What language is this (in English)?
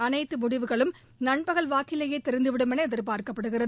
Tamil